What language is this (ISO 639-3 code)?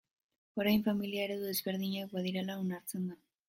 eus